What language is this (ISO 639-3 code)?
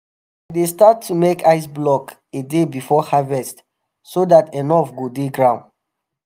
pcm